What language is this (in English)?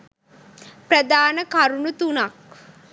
Sinhala